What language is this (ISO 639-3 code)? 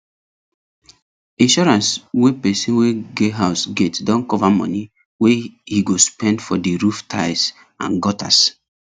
pcm